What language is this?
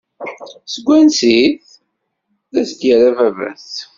Kabyle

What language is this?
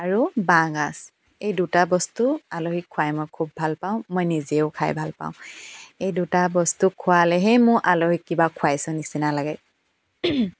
Assamese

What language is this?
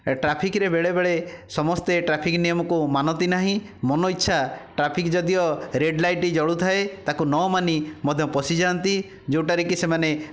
Odia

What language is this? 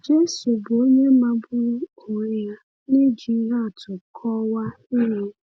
Igbo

